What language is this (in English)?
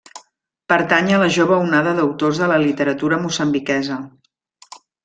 Catalan